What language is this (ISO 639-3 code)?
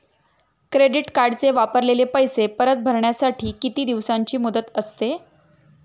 mar